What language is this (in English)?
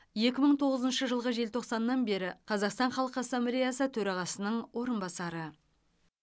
Kazakh